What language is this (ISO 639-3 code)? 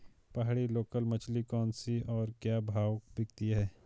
hin